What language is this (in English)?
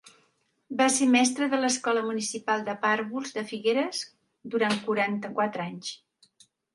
Catalan